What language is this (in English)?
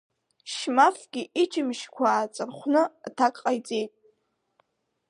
Abkhazian